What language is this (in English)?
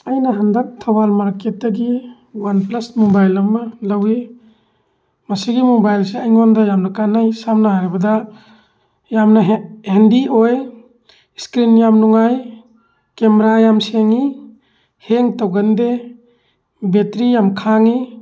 Manipuri